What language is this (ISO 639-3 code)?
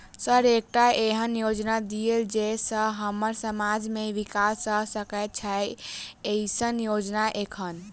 mai